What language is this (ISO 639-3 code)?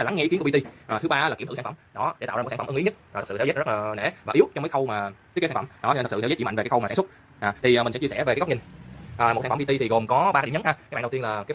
vie